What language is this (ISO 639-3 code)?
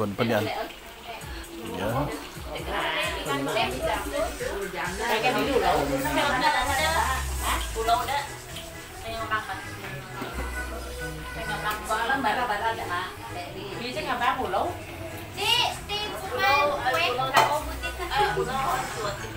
ind